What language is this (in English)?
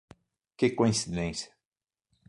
Portuguese